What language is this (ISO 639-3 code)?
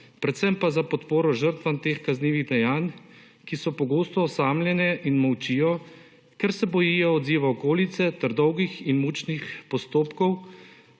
slv